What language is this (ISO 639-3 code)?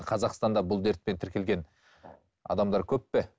kaz